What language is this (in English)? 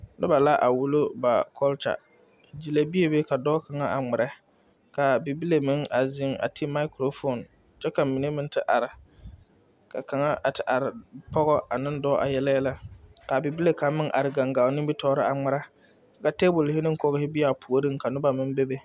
Southern Dagaare